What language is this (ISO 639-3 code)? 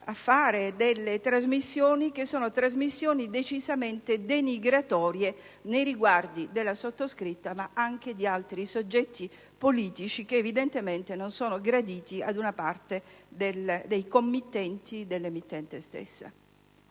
ita